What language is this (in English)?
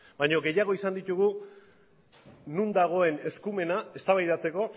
Basque